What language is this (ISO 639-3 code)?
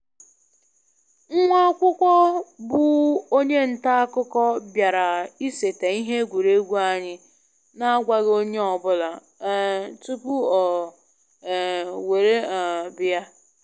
ibo